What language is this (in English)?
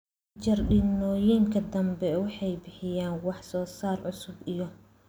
Somali